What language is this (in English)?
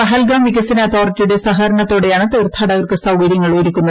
Malayalam